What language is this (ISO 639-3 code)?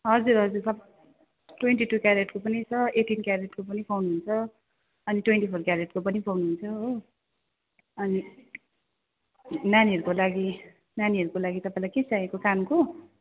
nep